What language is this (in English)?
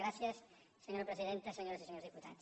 Catalan